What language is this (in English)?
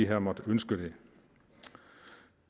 Danish